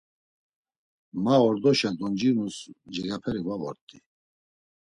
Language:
Laz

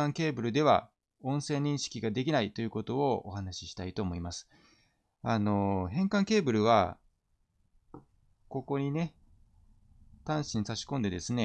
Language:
Japanese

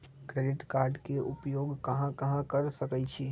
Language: Magahi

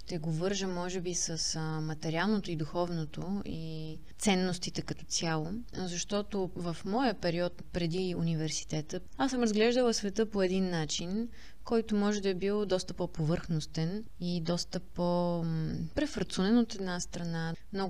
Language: Bulgarian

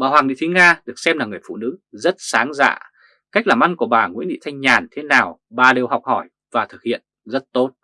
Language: Vietnamese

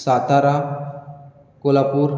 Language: Konkani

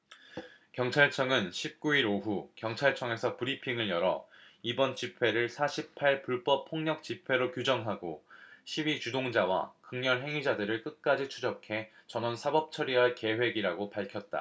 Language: Korean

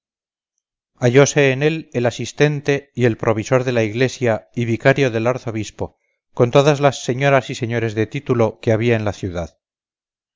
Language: Spanish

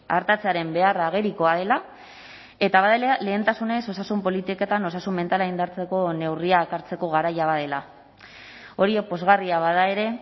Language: Basque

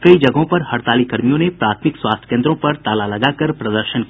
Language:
Hindi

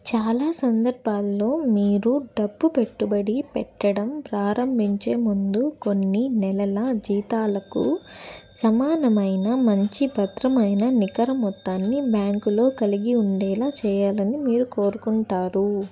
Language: Telugu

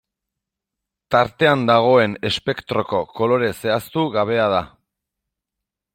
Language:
Basque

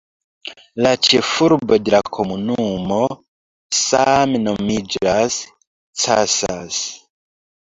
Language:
Esperanto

